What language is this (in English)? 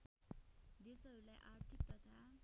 Nepali